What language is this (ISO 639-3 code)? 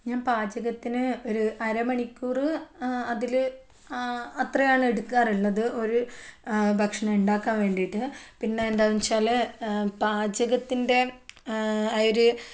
mal